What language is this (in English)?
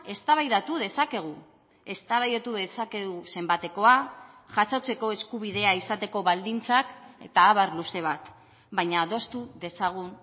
Basque